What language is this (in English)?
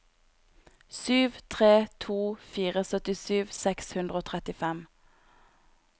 Norwegian